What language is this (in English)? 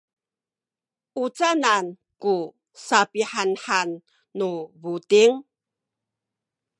Sakizaya